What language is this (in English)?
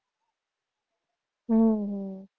Gujarati